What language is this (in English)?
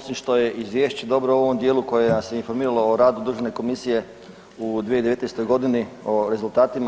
Croatian